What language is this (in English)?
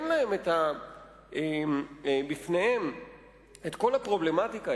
Hebrew